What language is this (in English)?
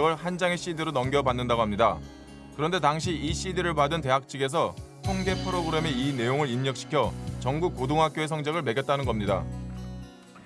Korean